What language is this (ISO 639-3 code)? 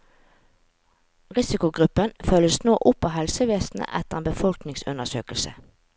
nor